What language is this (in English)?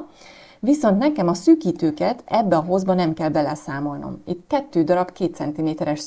Hungarian